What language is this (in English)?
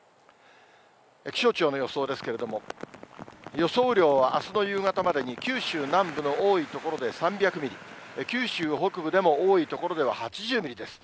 Japanese